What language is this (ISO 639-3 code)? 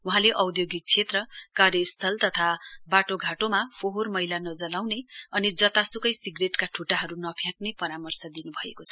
nep